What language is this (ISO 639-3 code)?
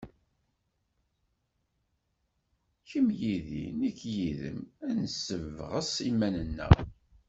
kab